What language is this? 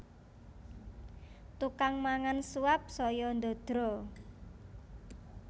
Javanese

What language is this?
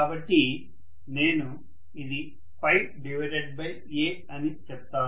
Telugu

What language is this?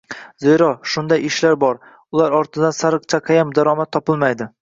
Uzbek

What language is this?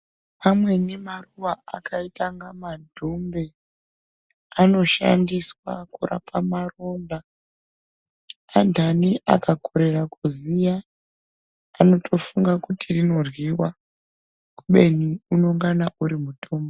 Ndau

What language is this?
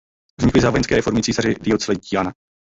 Czech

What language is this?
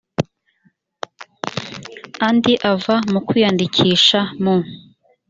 Kinyarwanda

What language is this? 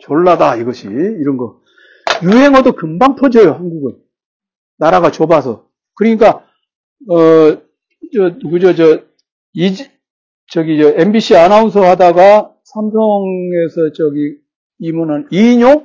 Korean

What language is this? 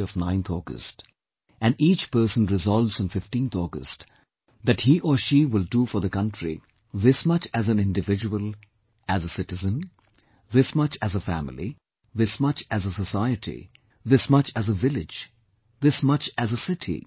English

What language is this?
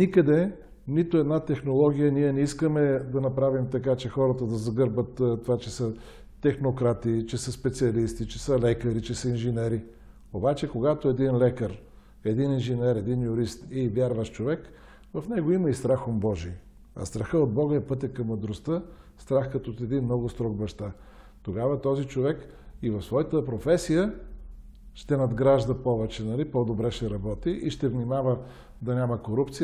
Bulgarian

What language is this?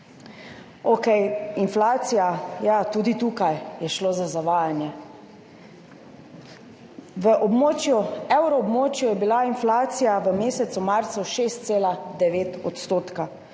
Slovenian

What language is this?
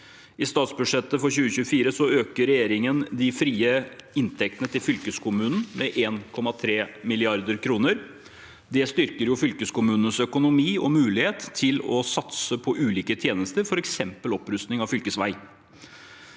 Norwegian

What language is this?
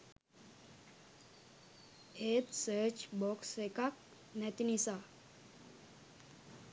Sinhala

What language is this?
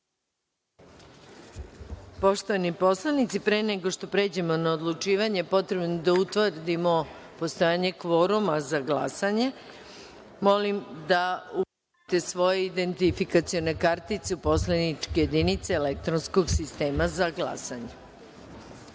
Serbian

